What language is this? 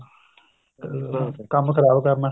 Punjabi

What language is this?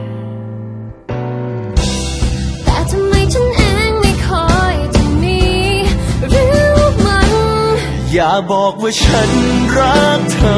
Thai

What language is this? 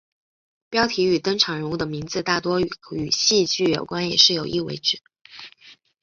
Chinese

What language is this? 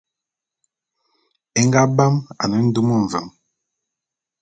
Bulu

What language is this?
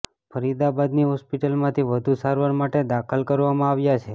Gujarati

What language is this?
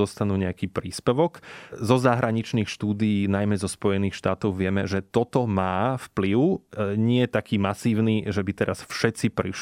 Slovak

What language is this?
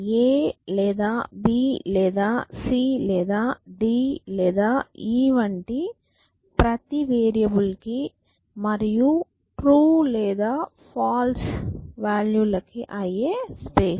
Telugu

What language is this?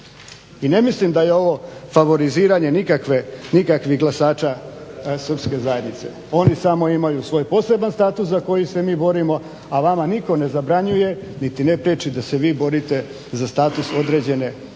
Croatian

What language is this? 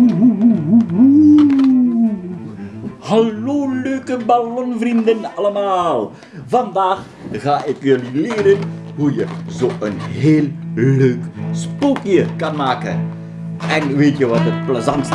Dutch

